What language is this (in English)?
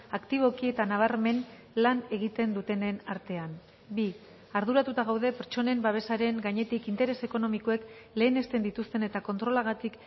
Basque